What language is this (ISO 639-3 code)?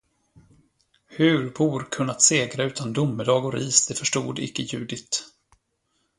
swe